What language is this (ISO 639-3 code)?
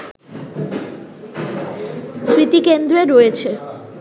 ben